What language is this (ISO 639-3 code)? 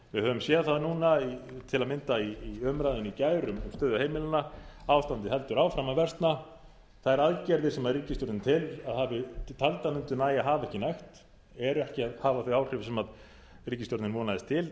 isl